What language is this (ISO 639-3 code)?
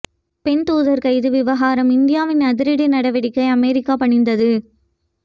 tam